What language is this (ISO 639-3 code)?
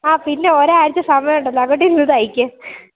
mal